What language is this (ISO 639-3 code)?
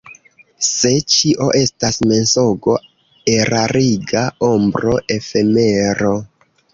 epo